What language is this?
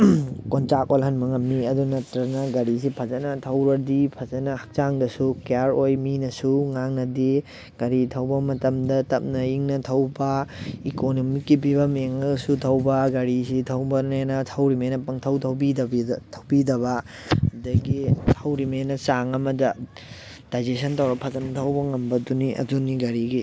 Manipuri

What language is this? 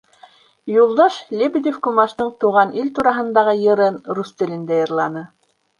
Bashkir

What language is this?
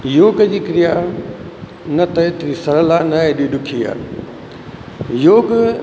Sindhi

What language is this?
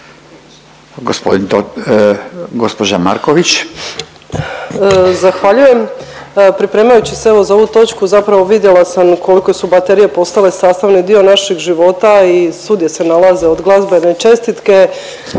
Croatian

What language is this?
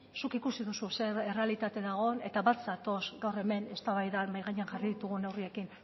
Basque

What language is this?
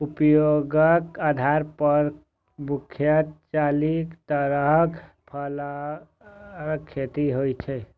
Maithili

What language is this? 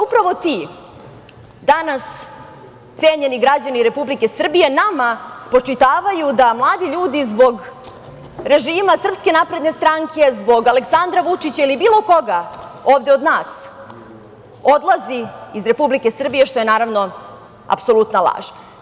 Serbian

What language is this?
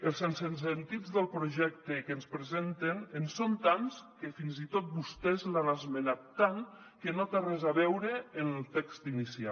Catalan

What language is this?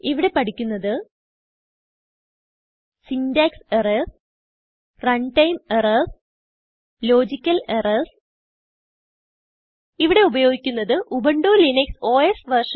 Malayalam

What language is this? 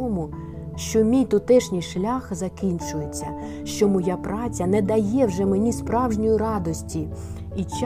Ukrainian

